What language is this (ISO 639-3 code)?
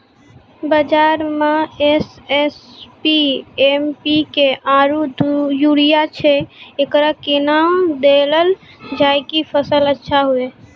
mai